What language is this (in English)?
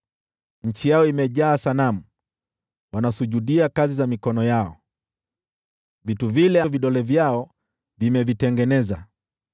Swahili